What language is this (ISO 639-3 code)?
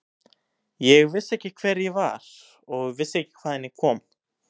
isl